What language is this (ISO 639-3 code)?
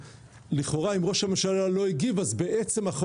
heb